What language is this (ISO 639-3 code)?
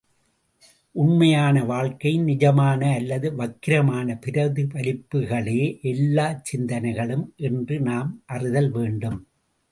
tam